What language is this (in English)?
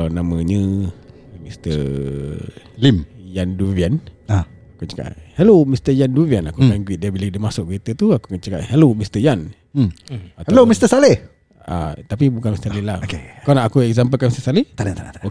Malay